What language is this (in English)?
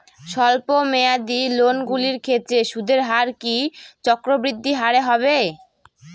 Bangla